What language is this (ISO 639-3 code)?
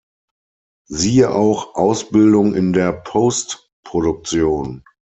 deu